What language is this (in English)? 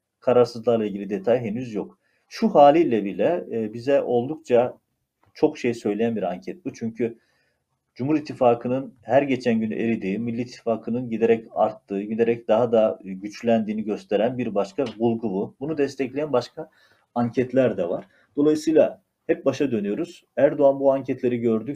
Turkish